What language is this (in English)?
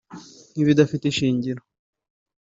Kinyarwanda